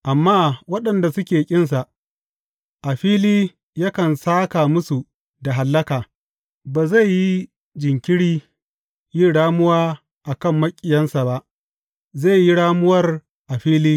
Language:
Hausa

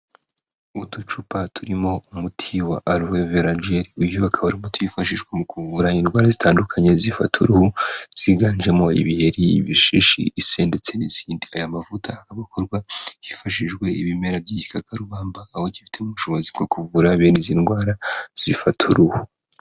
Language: Kinyarwanda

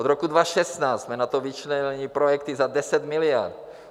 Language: Czech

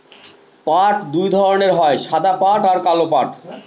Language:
Bangla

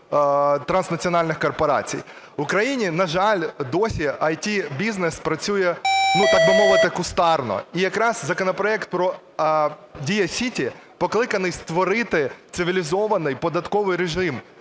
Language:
Ukrainian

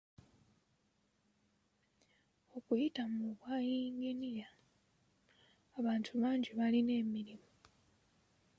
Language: Ganda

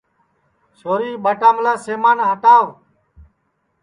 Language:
Sansi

